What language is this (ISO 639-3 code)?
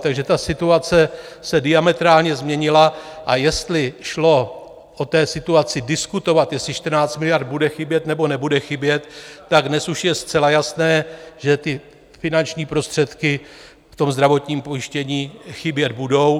ces